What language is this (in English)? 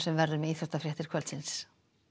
Icelandic